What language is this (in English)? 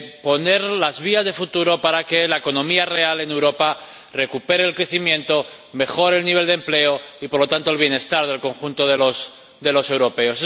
Spanish